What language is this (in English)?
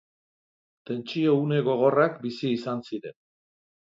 Basque